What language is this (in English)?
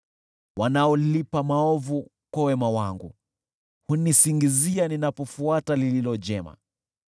Swahili